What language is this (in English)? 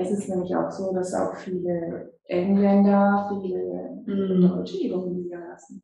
German